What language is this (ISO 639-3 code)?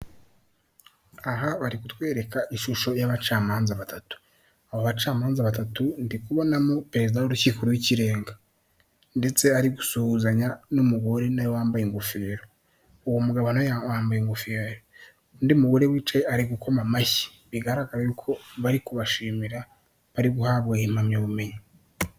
kin